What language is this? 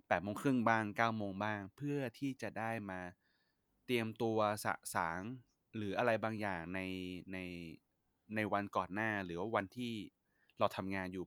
Thai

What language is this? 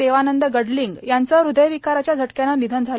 Marathi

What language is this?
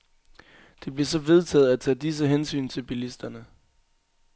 Danish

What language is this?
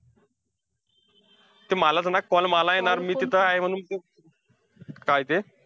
Marathi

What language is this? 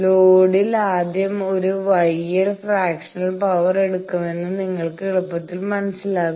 Malayalam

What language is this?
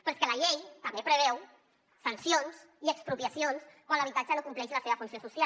Catalan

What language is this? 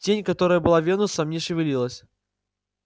Russian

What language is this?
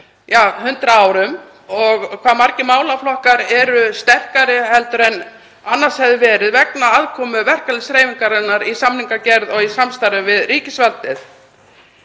Icelandic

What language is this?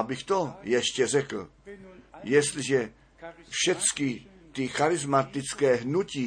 Czech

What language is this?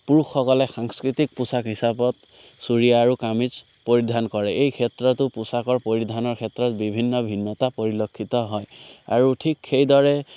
Assamese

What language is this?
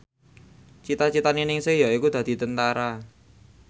Javanese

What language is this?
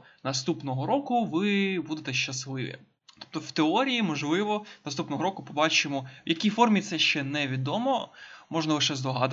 Ukrainian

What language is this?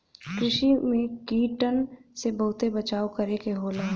Bhojpuri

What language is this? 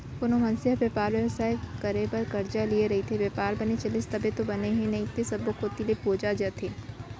Chhattisgarhi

